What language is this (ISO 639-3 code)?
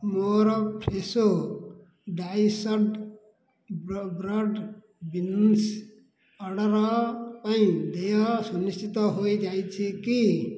ori